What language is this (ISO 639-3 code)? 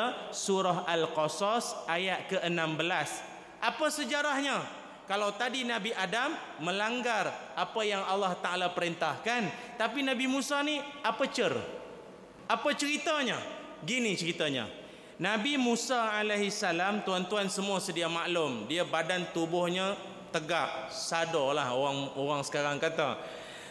msa